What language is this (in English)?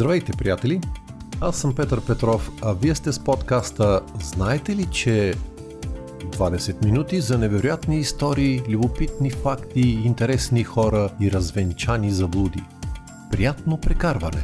Bulgarian